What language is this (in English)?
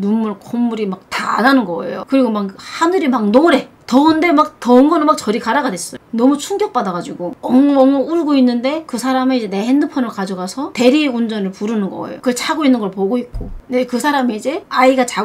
Korean